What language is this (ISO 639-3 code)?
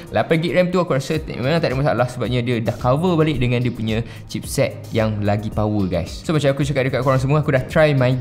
msa